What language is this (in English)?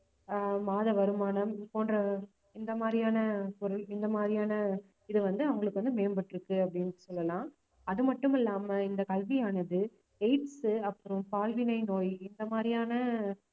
Tamil